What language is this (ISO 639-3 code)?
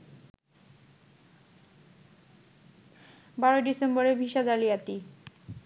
ben